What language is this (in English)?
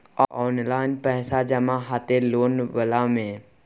Maithili